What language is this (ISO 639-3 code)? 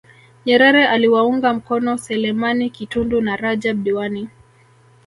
swa